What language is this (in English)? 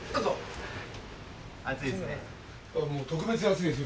Japanese